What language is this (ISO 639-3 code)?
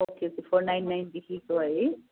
nep